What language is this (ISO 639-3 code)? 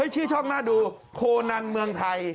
tha